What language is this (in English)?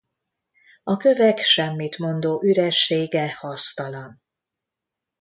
Hungarian